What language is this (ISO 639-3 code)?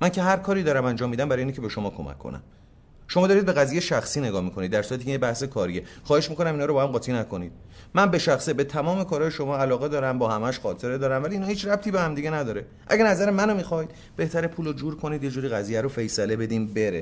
fas